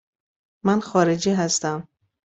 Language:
Persian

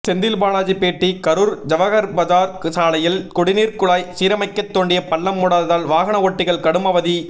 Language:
Tamil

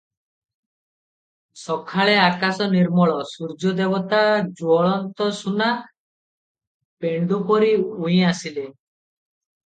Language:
Odia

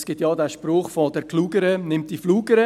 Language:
Swiss German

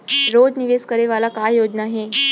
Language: Chhattisgarhi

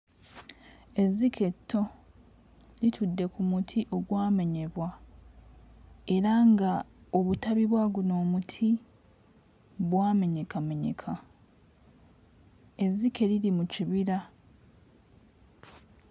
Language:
Ganda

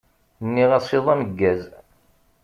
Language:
Kabyle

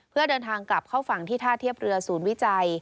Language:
Thai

